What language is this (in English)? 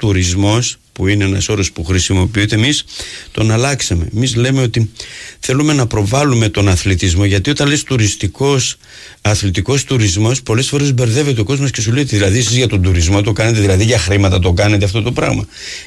Greek